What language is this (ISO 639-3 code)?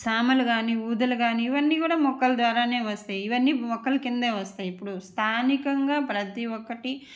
tel